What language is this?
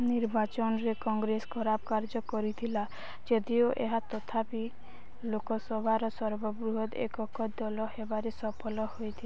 Odia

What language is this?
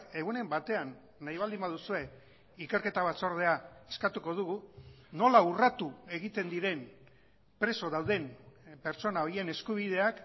Basque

